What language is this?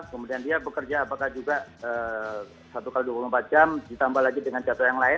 Indonesian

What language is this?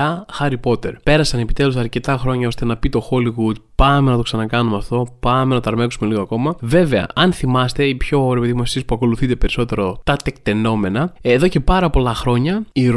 Greek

